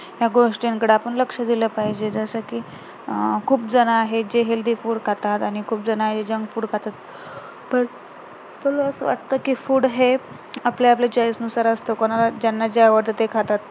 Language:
Marathi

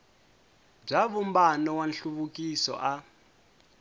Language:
Tsonga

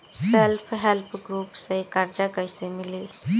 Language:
Bhojpuri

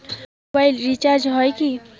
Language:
Bangla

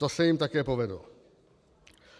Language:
Czech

